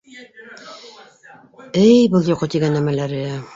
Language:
Bashkir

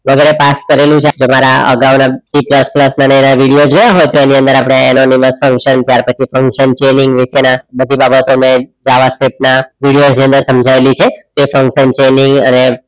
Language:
Gujarati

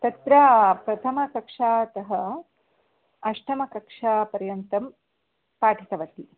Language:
Sanskrit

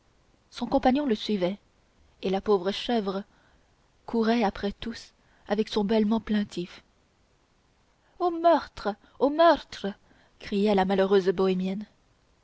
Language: French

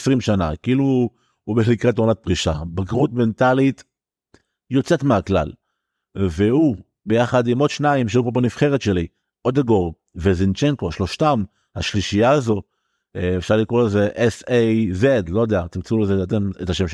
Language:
Hebrew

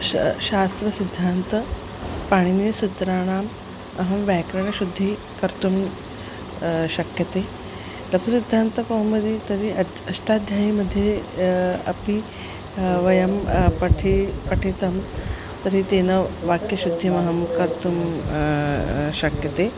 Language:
Sanskrit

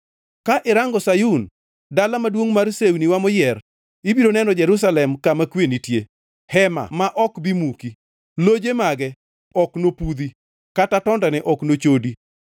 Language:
Luo (Kenya and Tanzania)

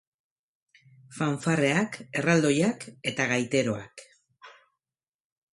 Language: Basque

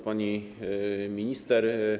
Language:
Polish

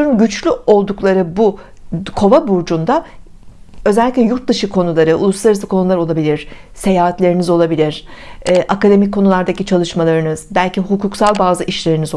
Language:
Turkish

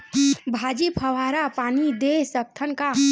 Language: Chhattisgarhi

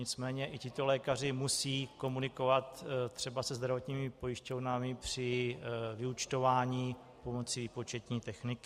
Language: Czech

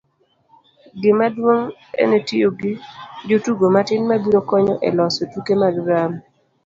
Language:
Luo (Kenya and Tanzania)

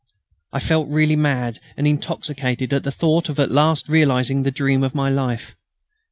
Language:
English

